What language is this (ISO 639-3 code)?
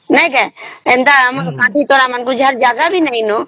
ori